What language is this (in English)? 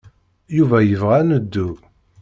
Kabyle